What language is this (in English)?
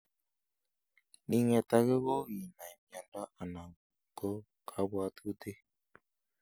Kalenjin